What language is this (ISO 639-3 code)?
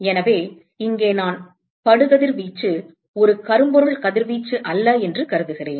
tam